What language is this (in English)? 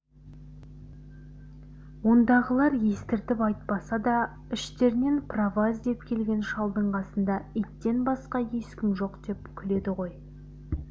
Kazakh